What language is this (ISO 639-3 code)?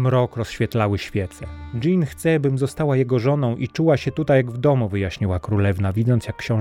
pol